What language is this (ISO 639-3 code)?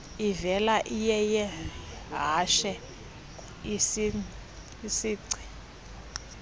xho